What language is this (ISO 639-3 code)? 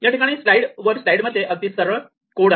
mar